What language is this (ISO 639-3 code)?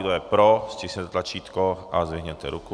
ces